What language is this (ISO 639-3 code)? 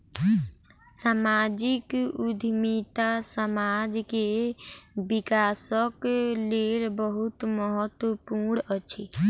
mai